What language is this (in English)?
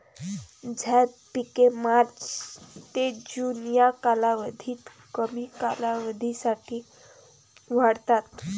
Marathi